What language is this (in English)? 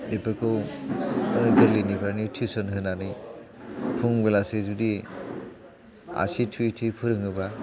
Bodo